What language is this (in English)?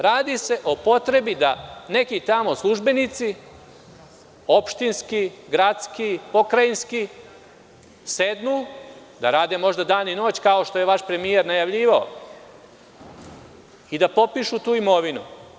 Serbian